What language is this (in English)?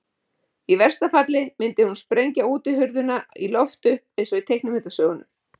Icelandic